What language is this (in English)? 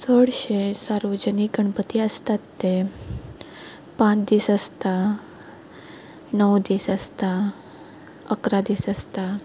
Konkani